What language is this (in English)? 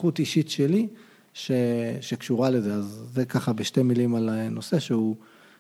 Hebrew